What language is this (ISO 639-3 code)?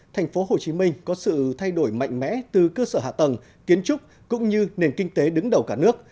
vie